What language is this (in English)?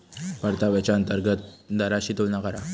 Marathi